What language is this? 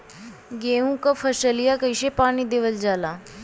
Bhojpuri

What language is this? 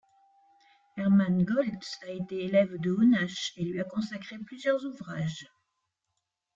French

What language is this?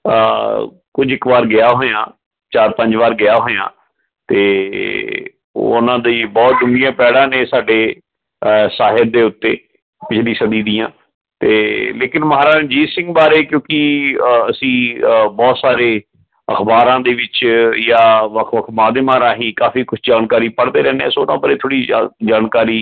Punjabi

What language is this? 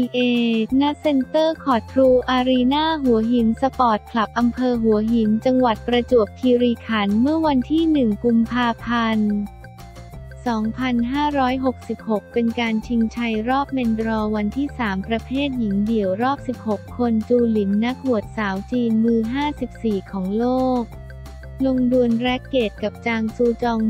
Thai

